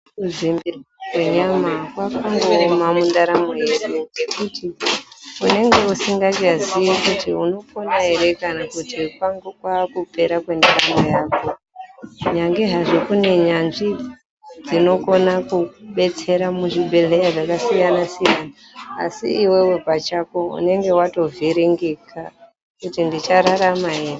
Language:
Ndau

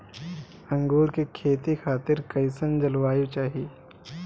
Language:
Bhojpuri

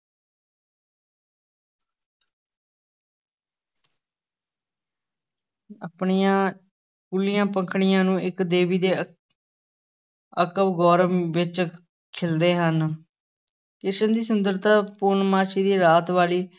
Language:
Punjabi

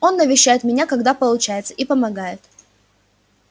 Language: Russian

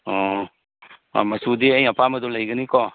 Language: Manipuri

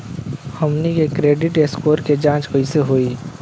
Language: Bhojpuri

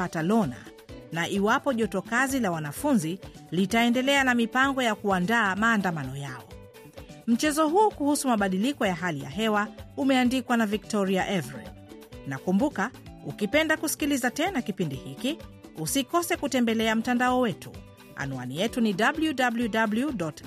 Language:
Swahili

